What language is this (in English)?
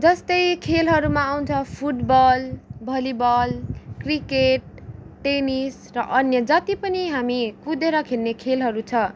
Nepali